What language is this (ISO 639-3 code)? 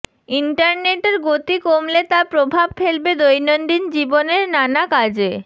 ben